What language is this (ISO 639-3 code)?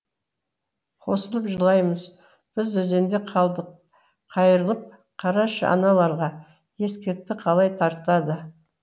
kaz